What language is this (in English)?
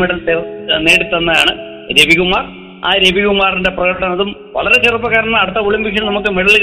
Malayalam